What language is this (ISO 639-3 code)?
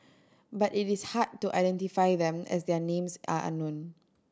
eng